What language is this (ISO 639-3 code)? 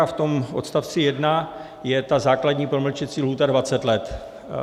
ces